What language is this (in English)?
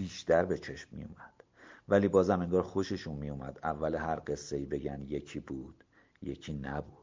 Persian